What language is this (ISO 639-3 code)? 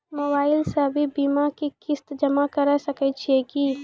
mai